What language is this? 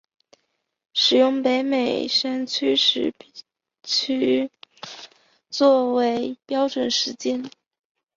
Chinese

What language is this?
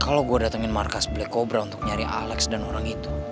Indonesian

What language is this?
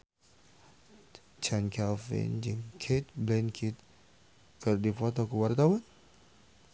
Sundanese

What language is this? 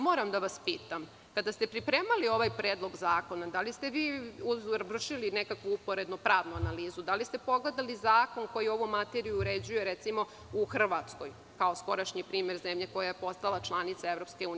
Serbian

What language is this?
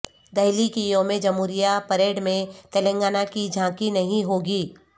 Urdu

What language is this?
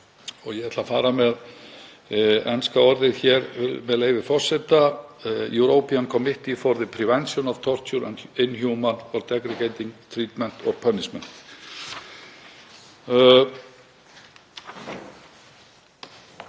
Icelandic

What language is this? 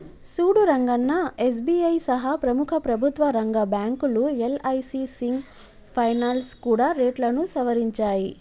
Telugu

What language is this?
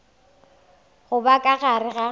Northern Sotho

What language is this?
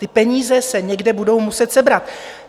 Czech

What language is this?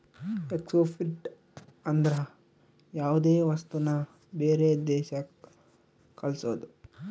Kannada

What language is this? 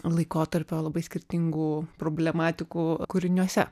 Lithuanian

